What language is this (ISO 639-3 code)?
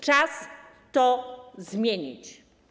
pol